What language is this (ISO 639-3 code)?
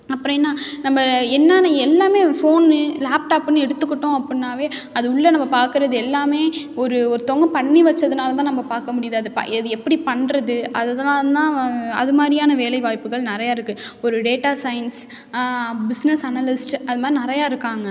tam